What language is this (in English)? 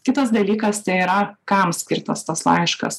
Lithuanian